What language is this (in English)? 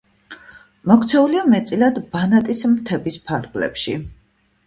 Georgian